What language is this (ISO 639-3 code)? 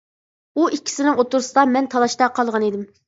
uig